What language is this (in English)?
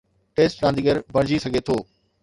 Sindhi